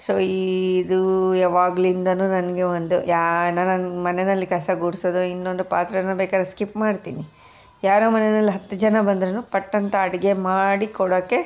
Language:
Kannada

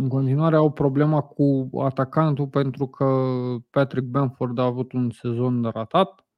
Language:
Romanian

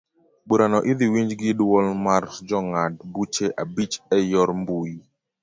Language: Luo (Kenya and Tanzania)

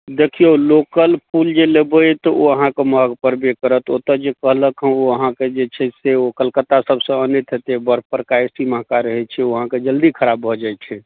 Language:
Maithili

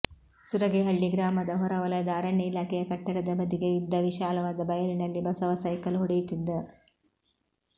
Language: Kannada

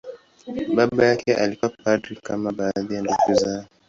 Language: Swahili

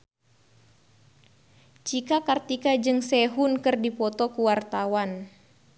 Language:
Sundanese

